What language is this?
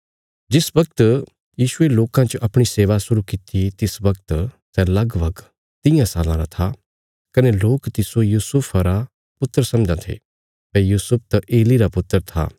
Bilaspuri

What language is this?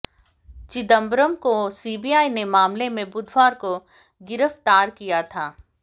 Hindi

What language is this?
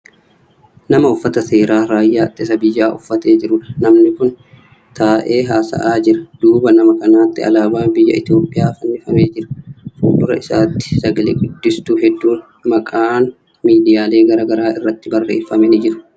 Oromo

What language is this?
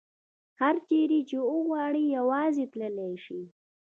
Pashto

